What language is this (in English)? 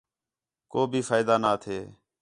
Khetrani